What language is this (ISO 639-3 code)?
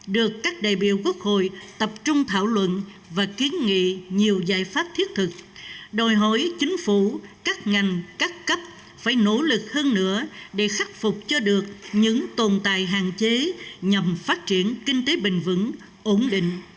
vie